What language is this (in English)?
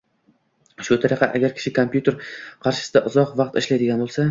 Uzbek